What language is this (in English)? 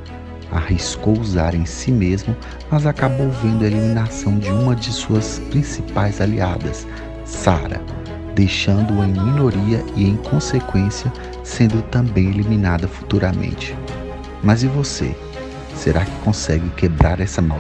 Portuguese